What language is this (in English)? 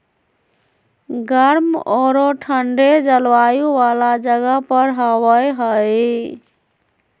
Magahi